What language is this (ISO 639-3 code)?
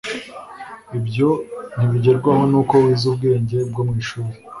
kin